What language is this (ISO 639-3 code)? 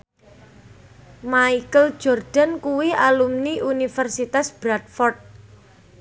jav